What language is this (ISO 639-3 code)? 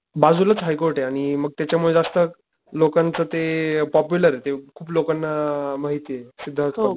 mar